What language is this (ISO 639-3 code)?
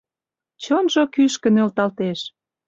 chm